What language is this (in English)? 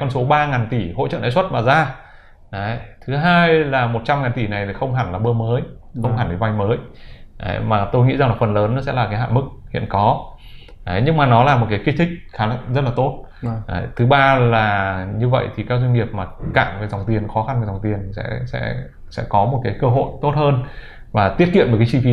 Vietnamese